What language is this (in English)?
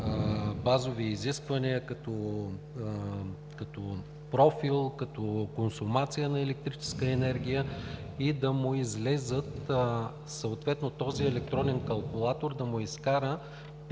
Bulgarian